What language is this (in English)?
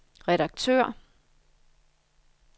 Danish